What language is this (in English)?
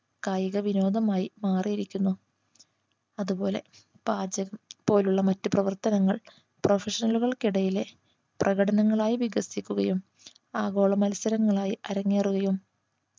Malayalam